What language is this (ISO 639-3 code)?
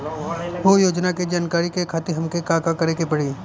bho